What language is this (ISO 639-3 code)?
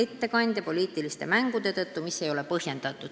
est